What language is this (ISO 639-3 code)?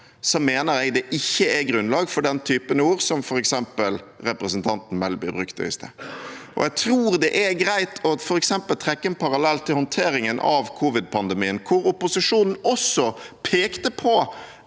nor